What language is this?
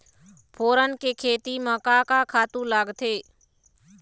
Chhattisgarhi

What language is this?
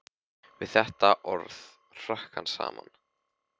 Icelandic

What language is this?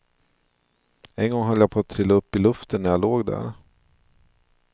Swedish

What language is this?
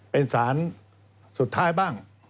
Thai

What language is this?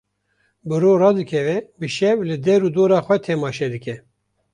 Kurdish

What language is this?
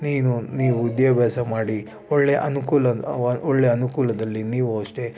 Kannada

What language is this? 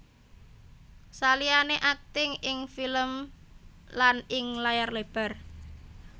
Javanese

